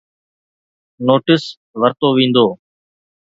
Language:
Sindhi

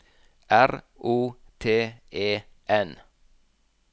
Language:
Norwegian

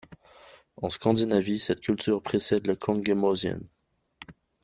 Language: French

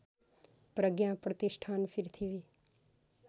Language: Nepali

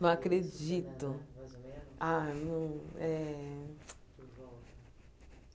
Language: Portuguese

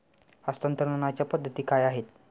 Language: Marathi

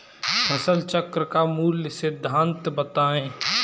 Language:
Hindi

